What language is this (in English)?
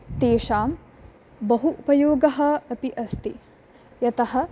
Sanskrit